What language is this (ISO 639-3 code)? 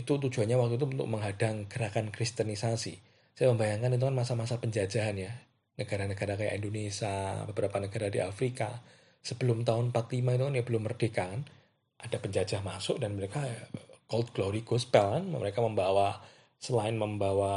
ind